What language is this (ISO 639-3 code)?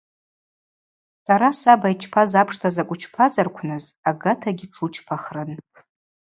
abq